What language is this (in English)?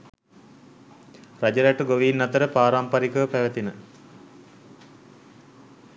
Sinhala